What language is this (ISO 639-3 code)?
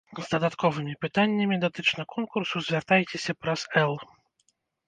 bel